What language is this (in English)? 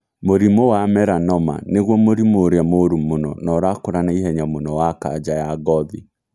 Kikuyu